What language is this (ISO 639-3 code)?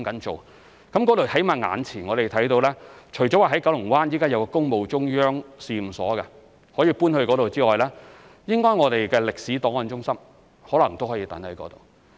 yue